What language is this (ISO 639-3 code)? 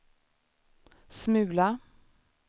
swe